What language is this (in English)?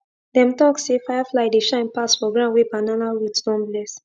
Nigerian Pidgin